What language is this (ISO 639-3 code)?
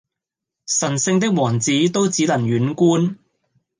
yue